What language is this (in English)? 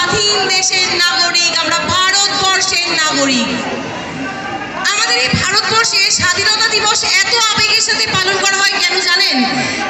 Bangla